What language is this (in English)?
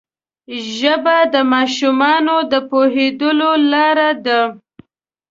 Pashto